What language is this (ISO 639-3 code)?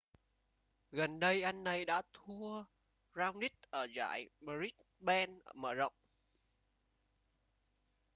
vie